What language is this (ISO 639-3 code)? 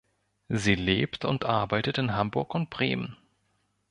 deu